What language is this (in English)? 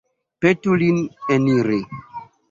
Esperanto